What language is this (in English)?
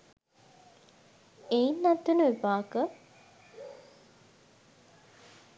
Sinhala